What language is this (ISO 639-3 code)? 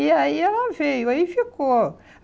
por